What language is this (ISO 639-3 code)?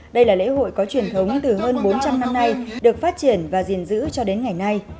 vie